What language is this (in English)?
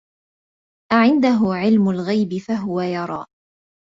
Arabic